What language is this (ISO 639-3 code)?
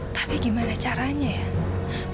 ind